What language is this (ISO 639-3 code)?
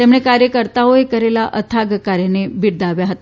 guj